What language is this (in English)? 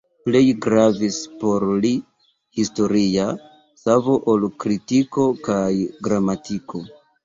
Esperanto